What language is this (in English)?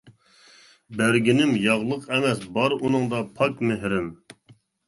Uyghur